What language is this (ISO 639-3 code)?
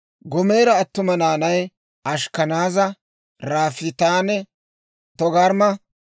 dwr